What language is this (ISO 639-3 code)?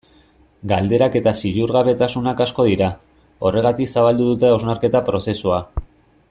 eus